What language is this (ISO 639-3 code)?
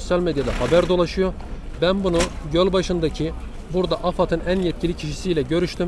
tur